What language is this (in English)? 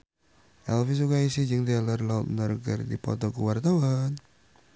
Sundanese